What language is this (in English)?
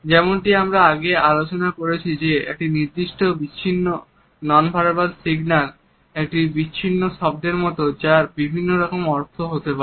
Bangla